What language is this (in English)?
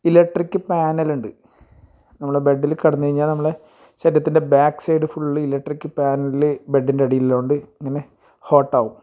Malayalam